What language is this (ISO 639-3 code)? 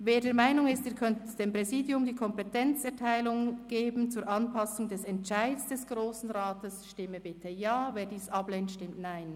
gsw